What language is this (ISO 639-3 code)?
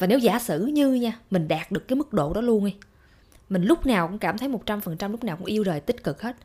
vie